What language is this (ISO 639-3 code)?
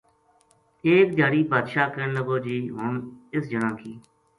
gju